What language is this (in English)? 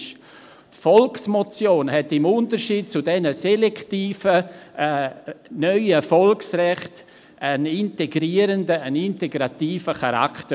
Swiss German